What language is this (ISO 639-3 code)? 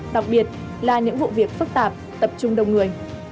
vie